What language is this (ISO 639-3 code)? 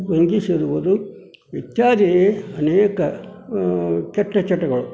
kan